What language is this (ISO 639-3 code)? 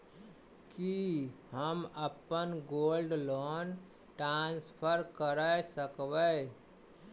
mai